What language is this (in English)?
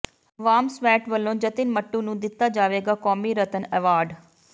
Punjabi